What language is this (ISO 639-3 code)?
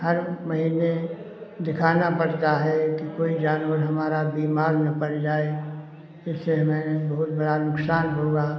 hin